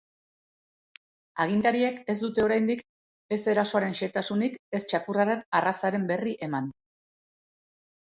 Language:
Basque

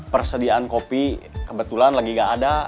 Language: Indonesian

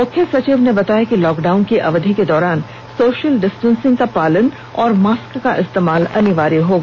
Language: Hindi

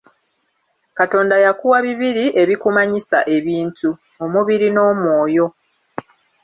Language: Ganda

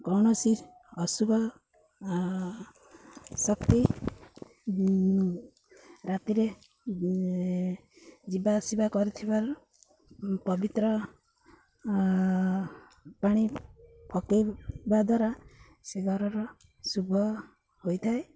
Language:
Odia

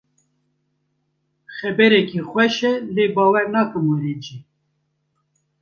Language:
Kurdish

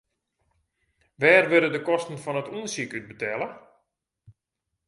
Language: Western Frisian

